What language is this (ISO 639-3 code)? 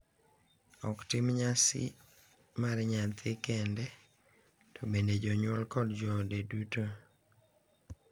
luo